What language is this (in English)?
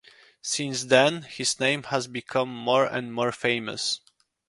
English